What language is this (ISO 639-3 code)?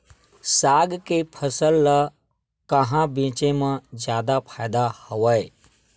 hne